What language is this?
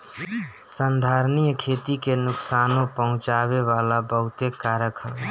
Bhojpuri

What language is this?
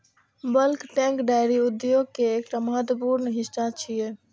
Maithili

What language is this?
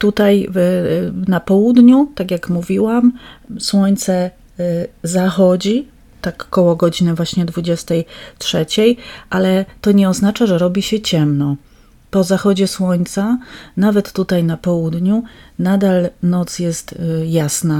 Polish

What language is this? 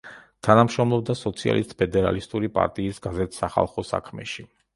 Georgian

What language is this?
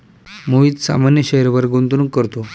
Marathi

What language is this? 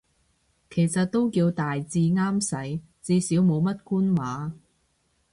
Cantonese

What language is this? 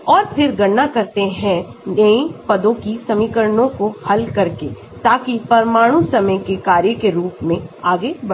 Hindi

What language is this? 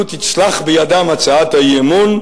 Hebrew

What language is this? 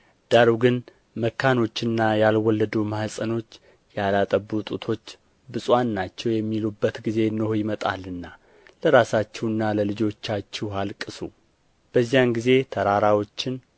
Amharic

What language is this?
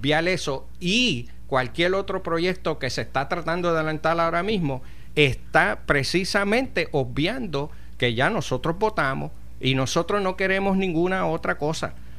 Spanish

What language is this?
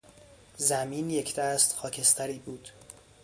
Persian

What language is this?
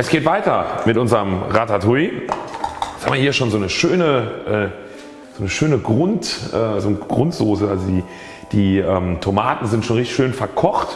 German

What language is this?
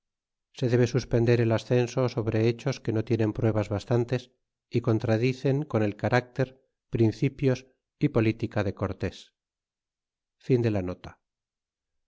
Spanish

